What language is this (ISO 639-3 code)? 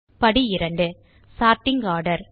tam